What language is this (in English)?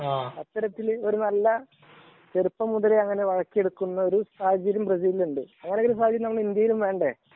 Malayalam